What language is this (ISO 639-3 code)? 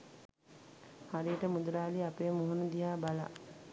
sin